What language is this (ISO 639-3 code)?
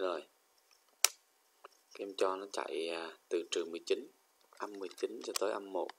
vie